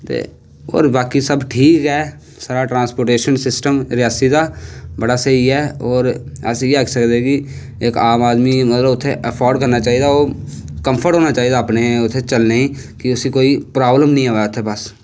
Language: Dogri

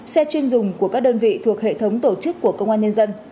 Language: Vietnamese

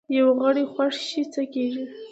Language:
Pashto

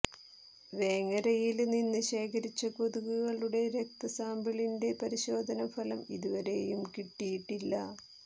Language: Malayalam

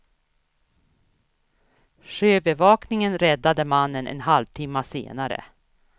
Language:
Swedish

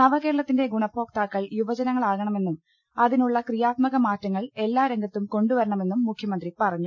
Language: Malayalam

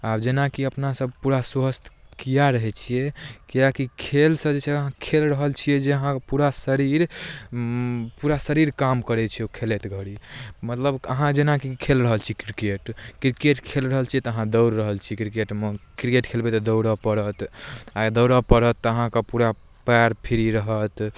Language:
Maithili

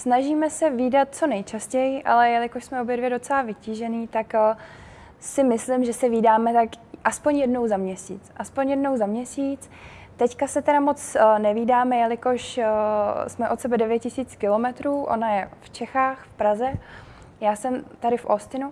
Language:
Czech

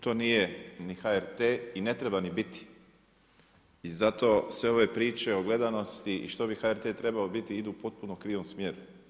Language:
Croatian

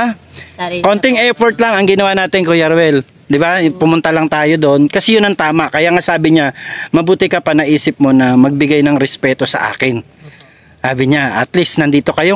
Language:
Filipino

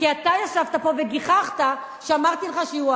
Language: Hebrew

